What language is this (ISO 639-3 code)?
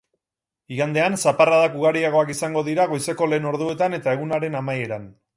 eus